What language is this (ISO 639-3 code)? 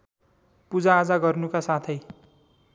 nep